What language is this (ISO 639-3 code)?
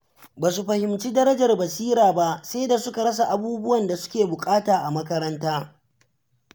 hau